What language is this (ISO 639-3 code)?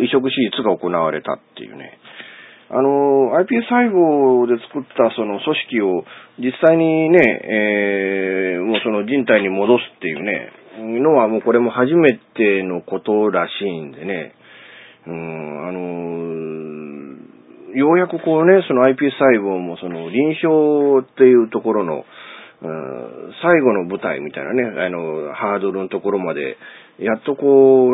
jpn